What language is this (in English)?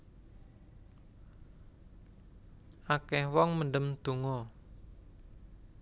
Javanese